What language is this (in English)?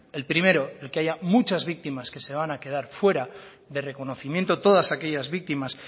Spanish